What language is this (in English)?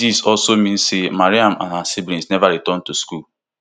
Nigerian Pidgin